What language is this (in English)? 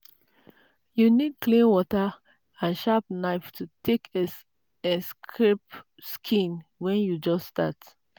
Nigerian Pidgin